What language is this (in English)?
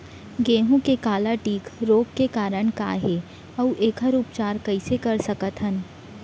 Chhattisgarhi